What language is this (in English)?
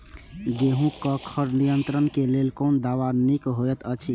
Maithili